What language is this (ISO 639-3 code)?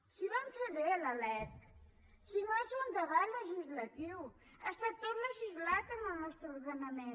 cat